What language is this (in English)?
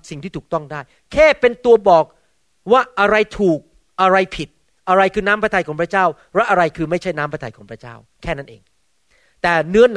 Thai